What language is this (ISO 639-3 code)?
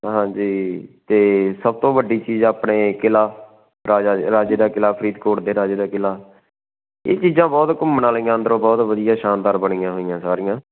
pan